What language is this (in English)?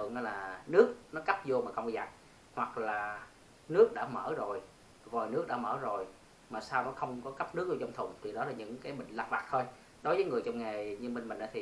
Vietnamese